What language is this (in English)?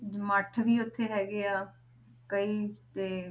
Punjabi